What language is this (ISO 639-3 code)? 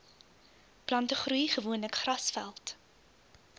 afr